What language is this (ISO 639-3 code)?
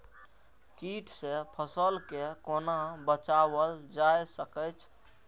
mai